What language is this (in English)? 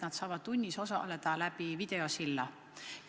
Estonian